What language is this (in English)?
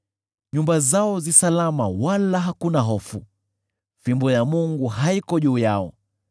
Swahili